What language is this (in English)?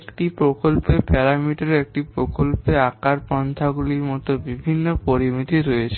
Bangla